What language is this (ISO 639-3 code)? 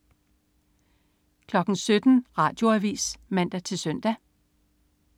dan